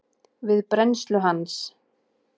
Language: Icelandic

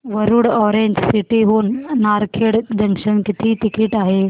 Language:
Marathi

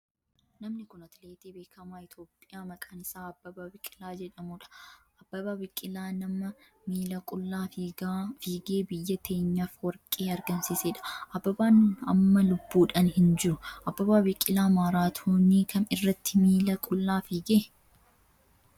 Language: Oromo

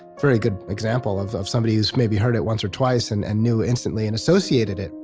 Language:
English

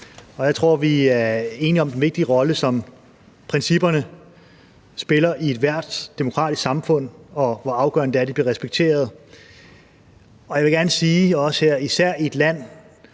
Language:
Danish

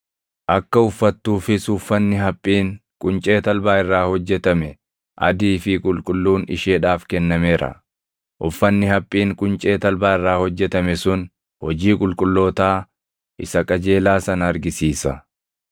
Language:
Oromo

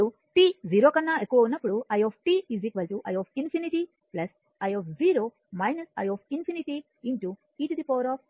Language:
Telugu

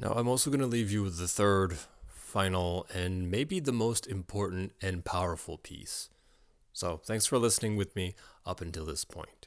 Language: English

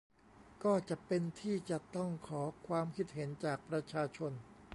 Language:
Thai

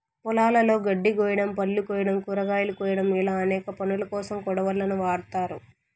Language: Telugu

